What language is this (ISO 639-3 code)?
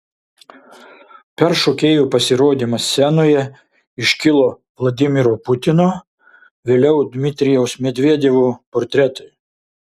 lit